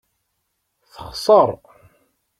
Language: Kabyle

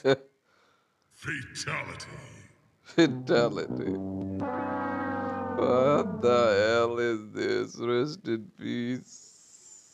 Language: English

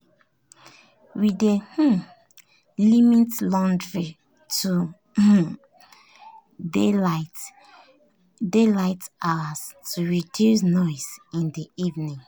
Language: Nigerian Pidgin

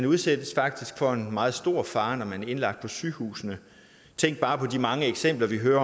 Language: Danish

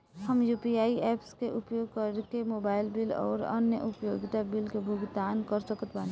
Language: Bhojpuri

